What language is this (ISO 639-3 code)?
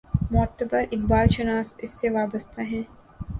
urd